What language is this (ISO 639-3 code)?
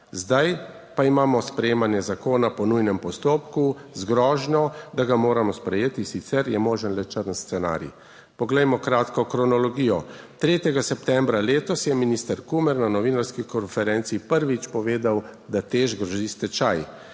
slv